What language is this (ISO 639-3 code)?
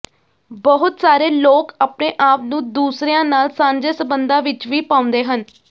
pan